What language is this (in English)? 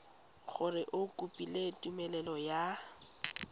Tswana